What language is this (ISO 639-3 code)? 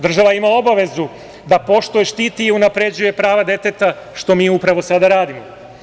srp